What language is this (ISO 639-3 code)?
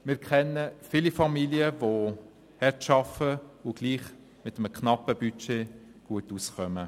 gsw